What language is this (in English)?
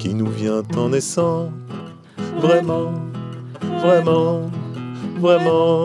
French